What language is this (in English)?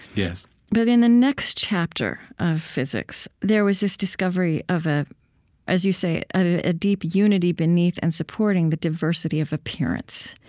English